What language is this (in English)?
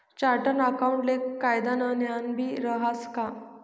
Marathi